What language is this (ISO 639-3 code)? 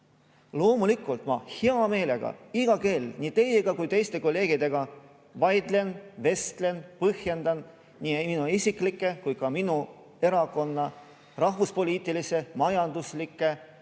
est